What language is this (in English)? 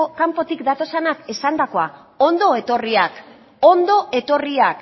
Basque